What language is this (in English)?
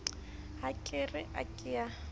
Southern Sotho